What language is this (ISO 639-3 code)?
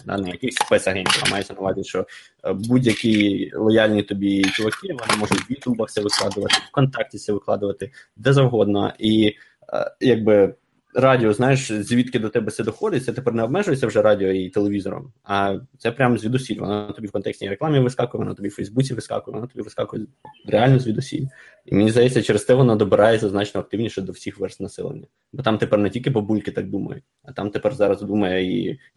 ukr